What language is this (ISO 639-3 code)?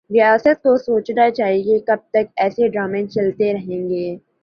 urd